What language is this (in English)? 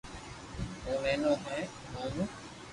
Loarki